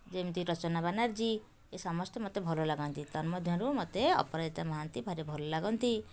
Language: Odia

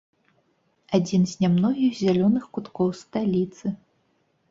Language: Belarusian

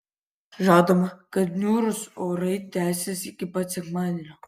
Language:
Lithuanian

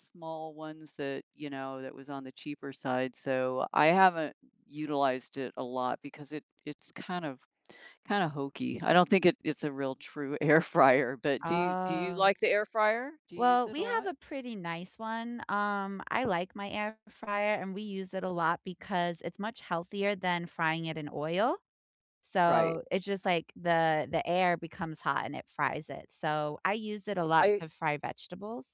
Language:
English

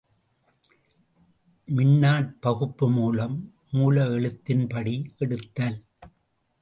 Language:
Tamil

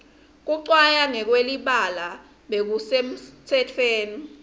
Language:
Swati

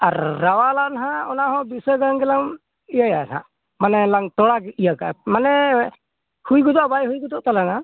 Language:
Santali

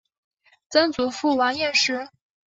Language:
Chinese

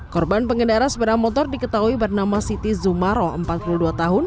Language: Indonesian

